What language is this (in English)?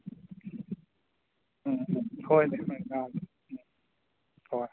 Manipuri